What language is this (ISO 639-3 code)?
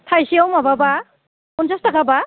brx